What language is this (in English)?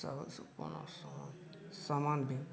Maithili